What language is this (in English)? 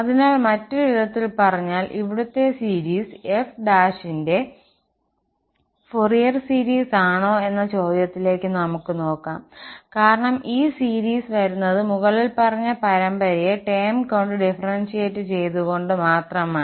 Malayalam